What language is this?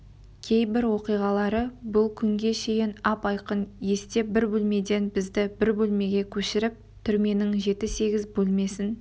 Kazakh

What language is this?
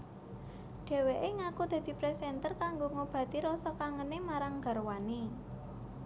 Javanese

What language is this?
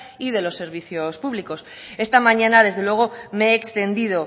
Spanish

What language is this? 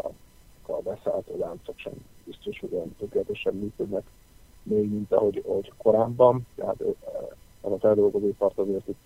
Hungarian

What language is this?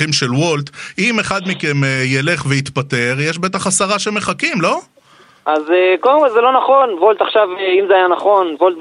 Hebrew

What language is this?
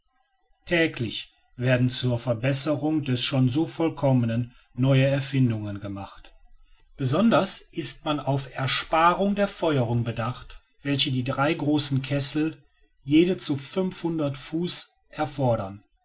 German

